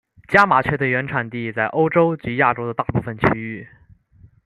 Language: Chinese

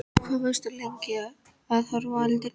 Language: Icelandic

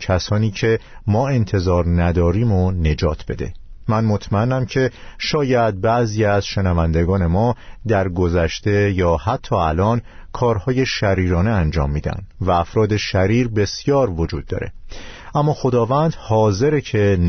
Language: Persian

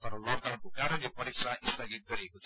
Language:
Nepali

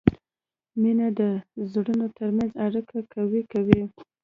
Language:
Pashto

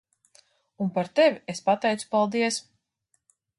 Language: Latvian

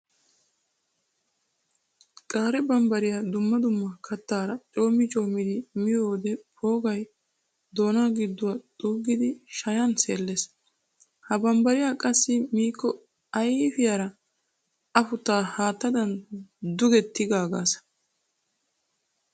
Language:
Wolaytta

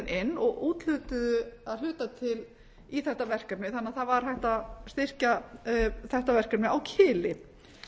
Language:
Icelandic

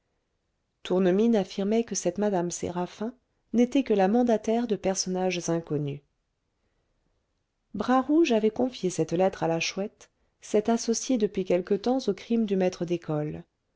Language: French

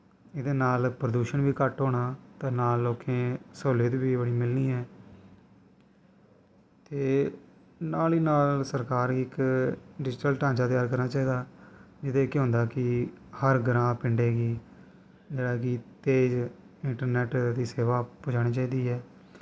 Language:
Dogri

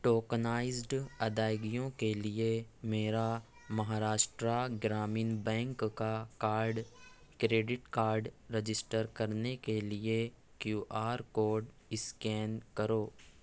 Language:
Urdu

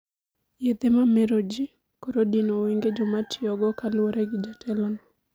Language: Luo (Kenya and Tanzania)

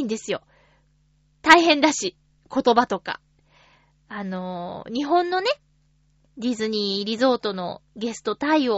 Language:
Japanese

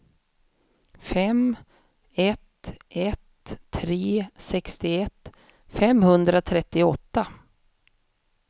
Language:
Swedish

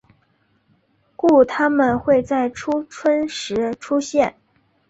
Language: Chinese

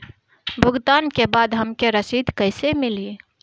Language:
Bhojpuri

